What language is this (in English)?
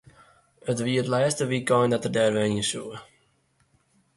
Western Frisian